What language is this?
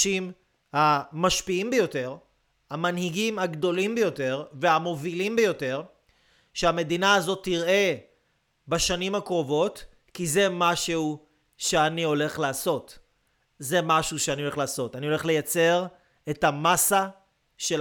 Hebrew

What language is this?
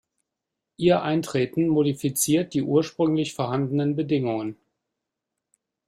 German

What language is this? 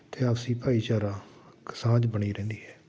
Punjabi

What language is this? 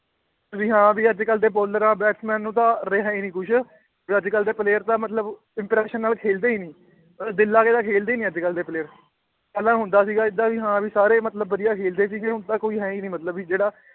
Punjabi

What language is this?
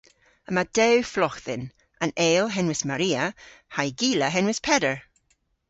Cornish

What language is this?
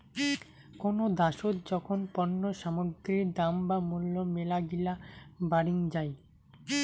Bangla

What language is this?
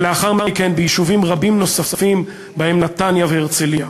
Hebrew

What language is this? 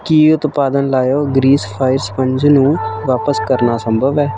Punjabi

